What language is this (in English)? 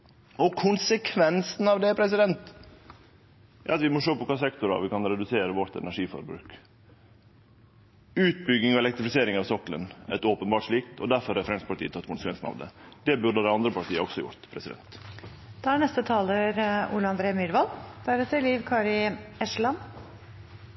Norwegian